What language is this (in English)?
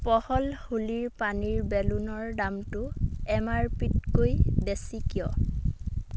Assamese